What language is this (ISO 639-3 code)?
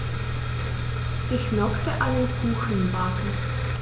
deu